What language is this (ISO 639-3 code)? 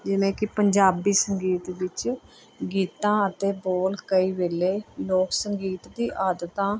pan